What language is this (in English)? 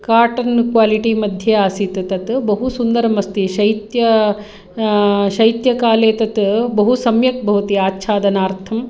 Sanskrit